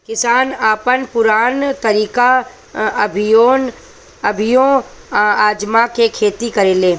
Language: Bhojpuri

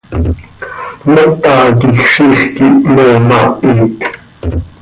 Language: Seri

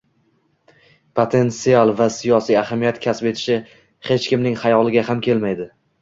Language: Uzbek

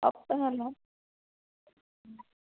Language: Dogri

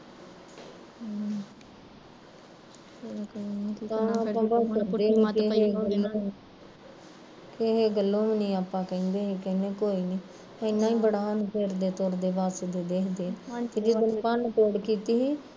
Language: Punjabi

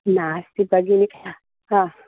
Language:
Sanskrit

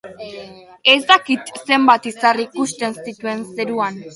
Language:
Basque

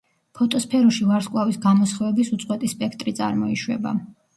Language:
Georgian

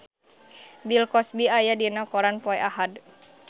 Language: Sundanese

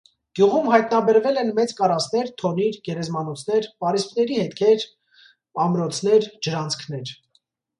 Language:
Armenian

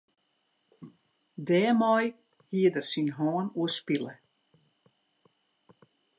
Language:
Western Frisian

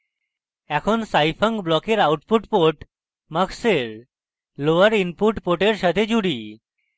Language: Bangla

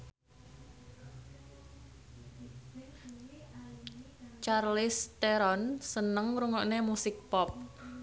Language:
Javanese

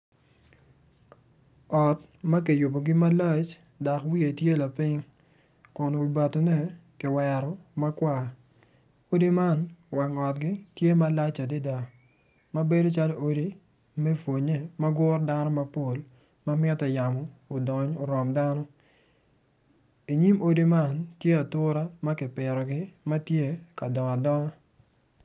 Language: Acoli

